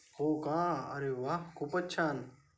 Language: Marathi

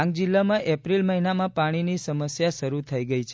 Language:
Gujarati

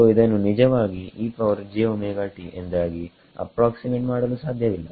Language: Kannada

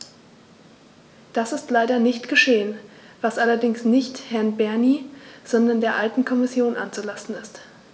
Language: German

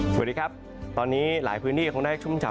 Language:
Thai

